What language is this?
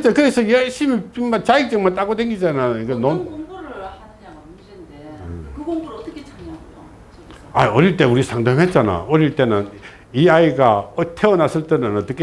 Korean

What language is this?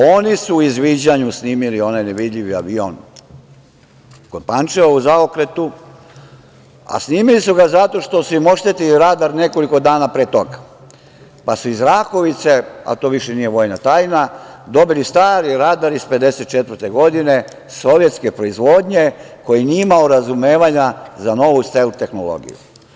Serbian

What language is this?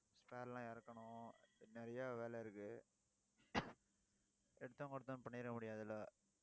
Tamil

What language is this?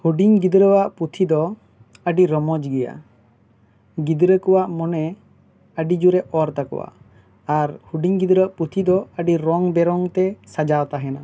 Santali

